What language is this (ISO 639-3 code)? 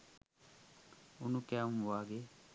sin